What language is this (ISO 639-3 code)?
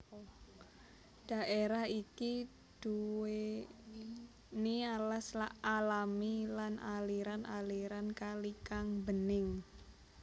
jav